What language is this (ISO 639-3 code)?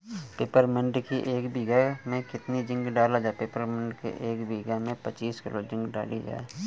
hin